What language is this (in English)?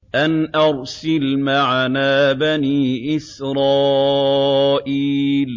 Arabic